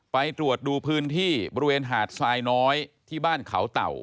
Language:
Thai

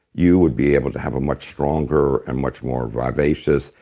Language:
English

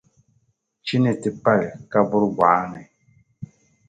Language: Dagbani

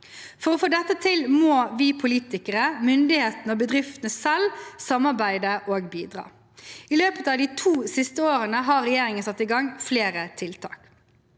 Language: Norwegian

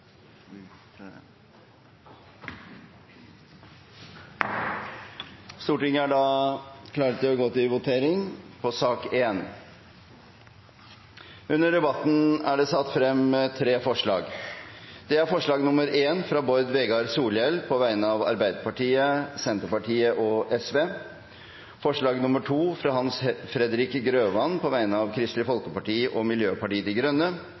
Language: Norwegian Bokmål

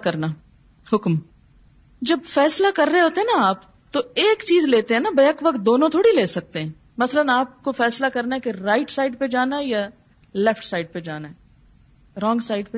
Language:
Urdu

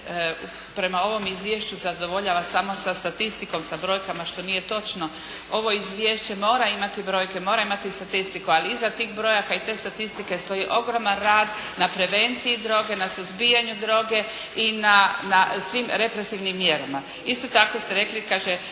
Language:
Croatian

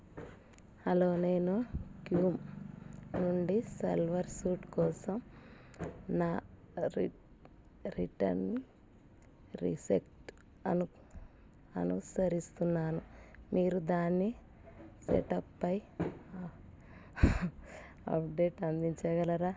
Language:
Telugu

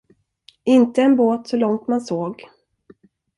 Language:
Swedish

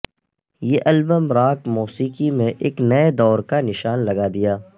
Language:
Urdu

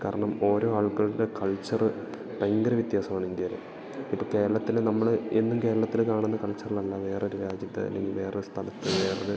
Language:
Malayalam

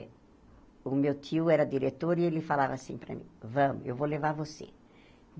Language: Portuguese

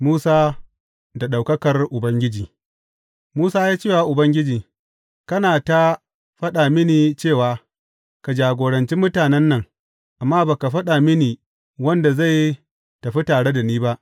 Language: Hausa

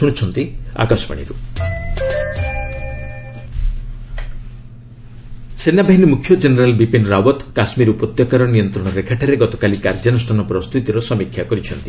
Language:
Odia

